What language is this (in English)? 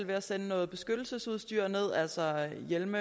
Danish